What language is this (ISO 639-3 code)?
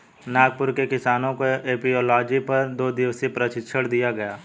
hin